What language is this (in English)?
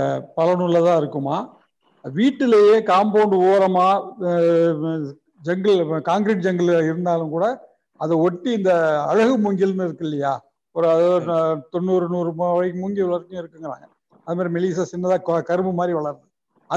Tamil